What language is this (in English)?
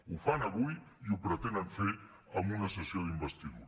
Catalan